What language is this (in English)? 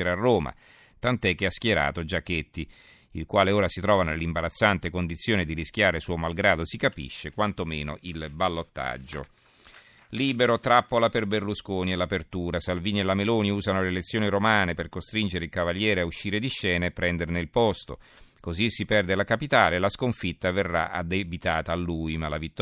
Italian